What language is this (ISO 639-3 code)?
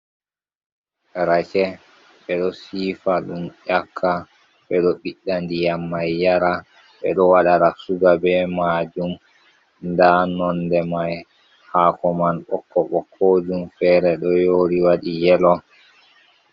ful